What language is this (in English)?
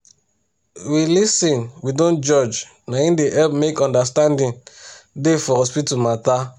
Nigerian Pidgin